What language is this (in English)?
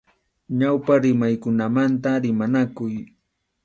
Arequipa-La Unión Quechua